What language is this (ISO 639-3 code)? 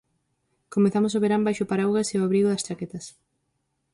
glg